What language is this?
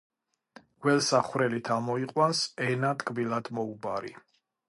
Georgian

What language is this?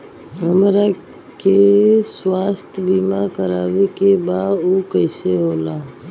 Bhojpuri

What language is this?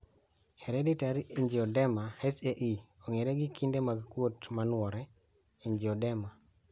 Luo (Kenya and Tanzania)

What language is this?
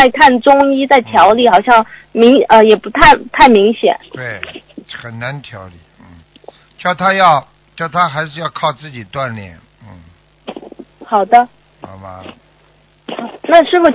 Chinese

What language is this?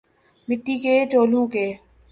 Urdu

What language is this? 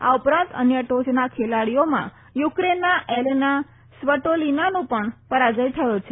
Gujarati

